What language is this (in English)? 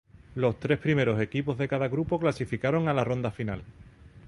Spanish